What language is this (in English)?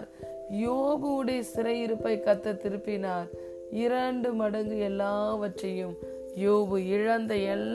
Tamil